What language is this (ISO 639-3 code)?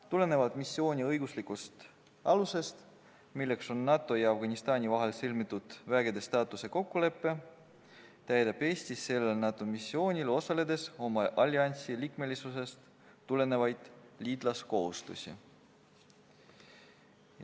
est